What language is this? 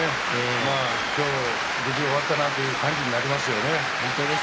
Japanese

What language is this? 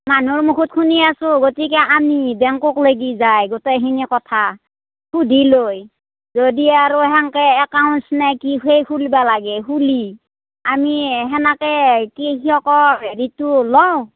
Assamese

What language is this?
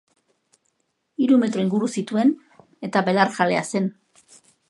Basque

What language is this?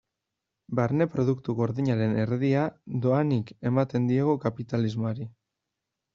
Basque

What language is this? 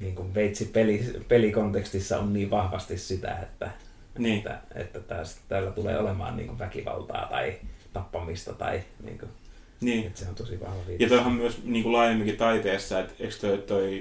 Finnish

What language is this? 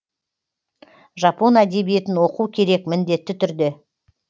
Kazakh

